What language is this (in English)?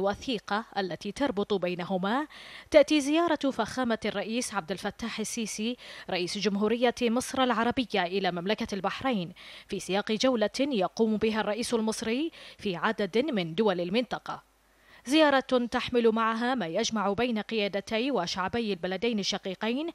Arabic